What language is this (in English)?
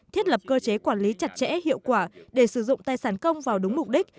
Vietnamese